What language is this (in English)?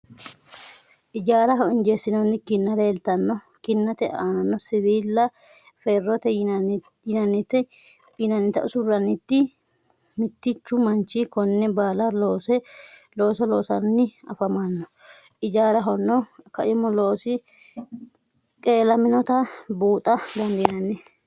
Sidamo